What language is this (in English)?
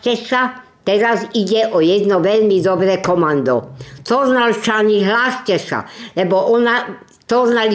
Slovak